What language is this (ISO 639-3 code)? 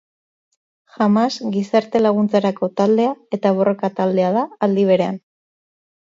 eus